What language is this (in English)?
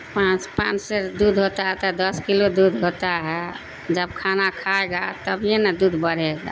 Urdu